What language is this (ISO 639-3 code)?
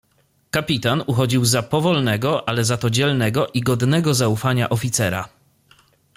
pol